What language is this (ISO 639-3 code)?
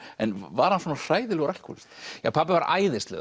isl